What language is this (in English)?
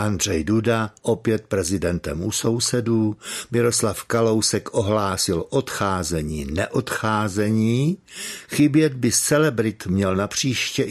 Czech